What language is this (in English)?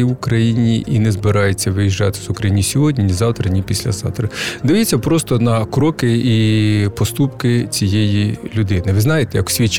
Ukrainian